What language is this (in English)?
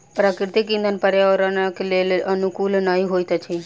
Maithili